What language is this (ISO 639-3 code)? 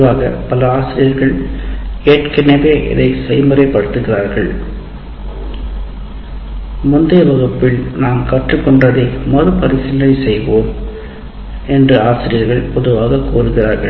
tam